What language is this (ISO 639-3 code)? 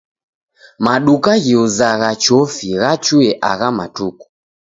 dav